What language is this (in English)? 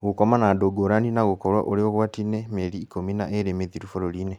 Kikuyu